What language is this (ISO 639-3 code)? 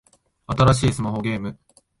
jpn